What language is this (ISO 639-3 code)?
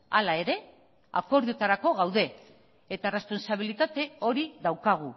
eus